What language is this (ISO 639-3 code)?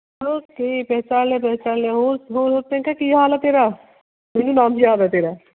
pan